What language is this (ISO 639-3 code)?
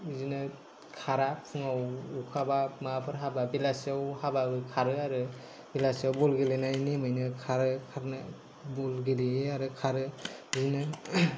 brx